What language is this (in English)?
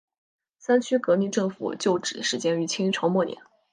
Chinese